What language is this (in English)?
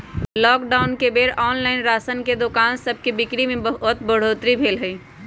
Magahi